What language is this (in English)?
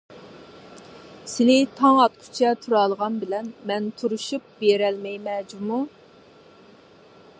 Uyghur